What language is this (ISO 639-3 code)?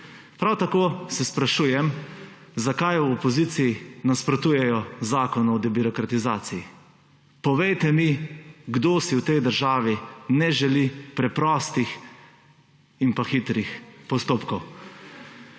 slv